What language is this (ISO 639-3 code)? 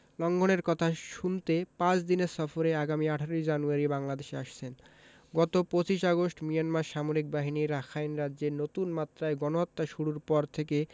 ben